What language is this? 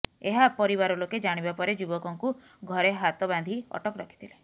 Odia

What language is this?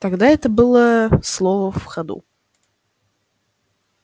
Russian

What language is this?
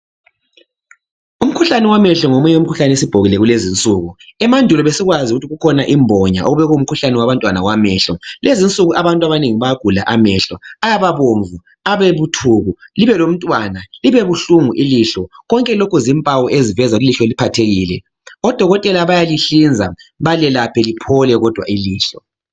North Ndebele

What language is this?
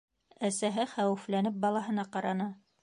Bashkir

